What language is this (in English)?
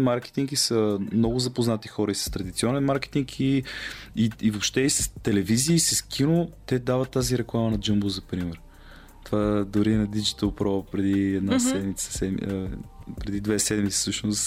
Bulgarian